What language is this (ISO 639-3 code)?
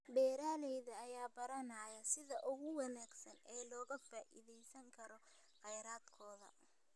som